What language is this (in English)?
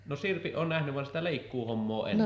Finnish